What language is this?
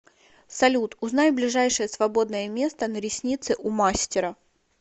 Russian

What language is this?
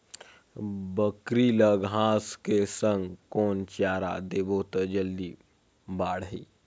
Chhattisgarhi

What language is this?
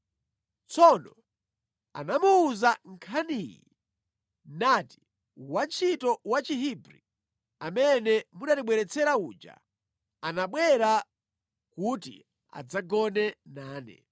Nyanja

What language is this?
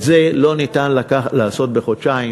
Hebrew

